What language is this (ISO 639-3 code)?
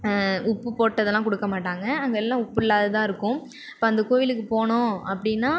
tam